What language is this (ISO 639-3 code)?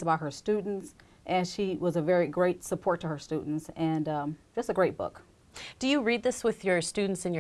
eng